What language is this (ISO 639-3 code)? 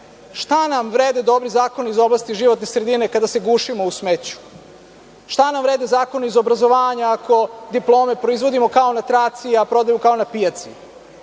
srp